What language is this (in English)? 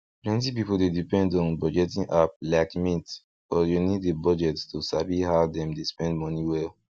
Nigerian Pidgin